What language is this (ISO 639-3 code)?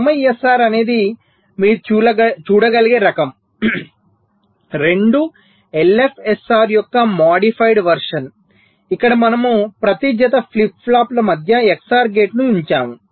tel